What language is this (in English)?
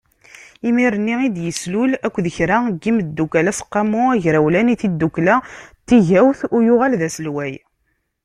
Kabyle